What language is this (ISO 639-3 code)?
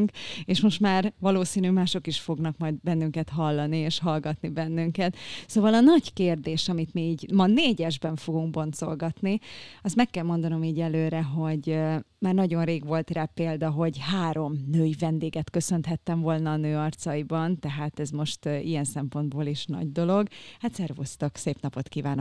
hun